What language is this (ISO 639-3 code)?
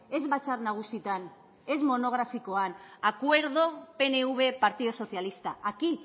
eus